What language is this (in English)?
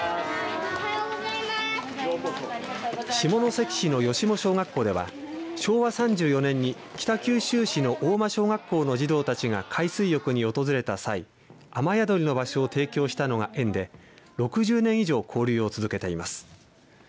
Japanese